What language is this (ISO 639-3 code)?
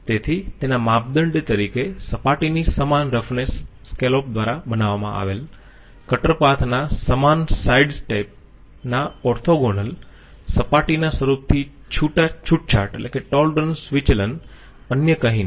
guj